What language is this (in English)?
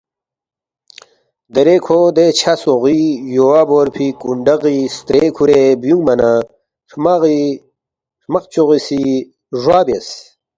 Balti